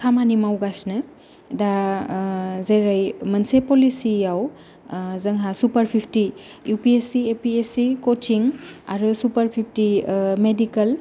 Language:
Bodo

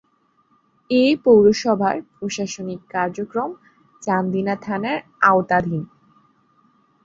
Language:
Bangla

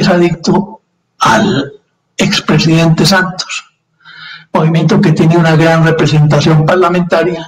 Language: Spanish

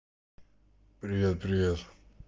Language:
Russian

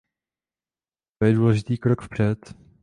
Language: Czech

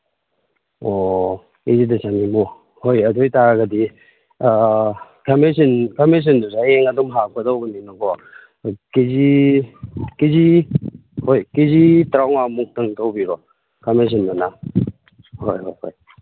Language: Manipuri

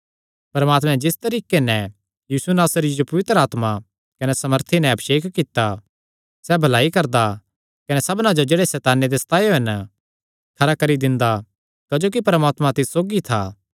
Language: Kangri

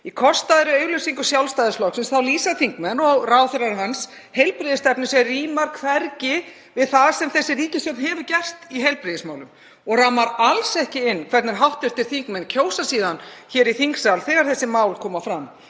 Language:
Icelandic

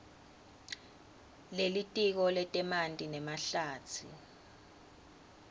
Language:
Swati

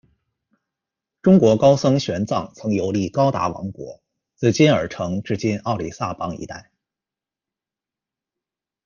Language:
Chinese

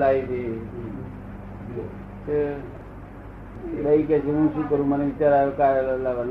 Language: Gujarati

